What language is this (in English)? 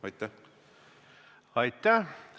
Estonian